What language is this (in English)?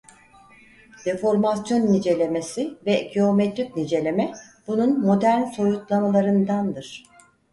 Turkish